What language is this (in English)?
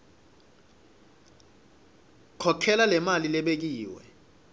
Swati